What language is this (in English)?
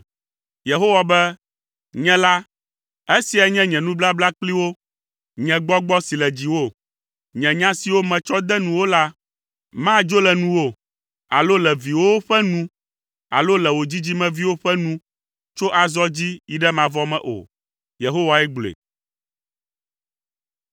Ewe